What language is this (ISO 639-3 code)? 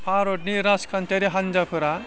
brx